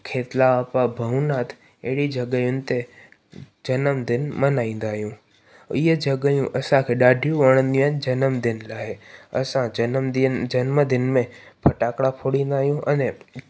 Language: Sindhi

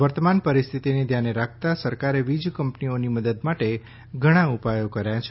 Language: Gujarati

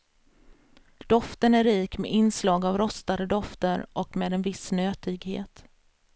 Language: Swedish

